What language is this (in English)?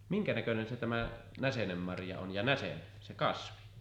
Finnish